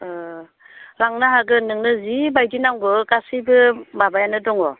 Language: Bodo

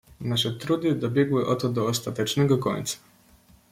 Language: Polish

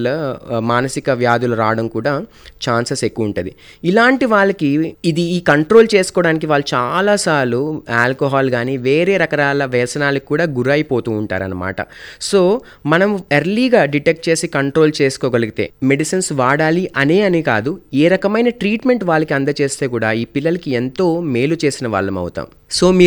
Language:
Telugu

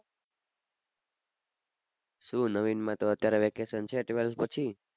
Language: Gujarati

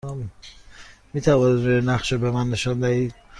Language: Persian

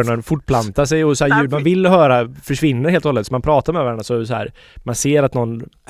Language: Swedish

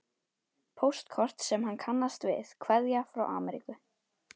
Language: Icelandic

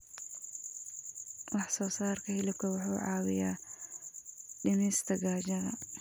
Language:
Somali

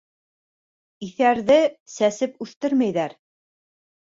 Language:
Bashkir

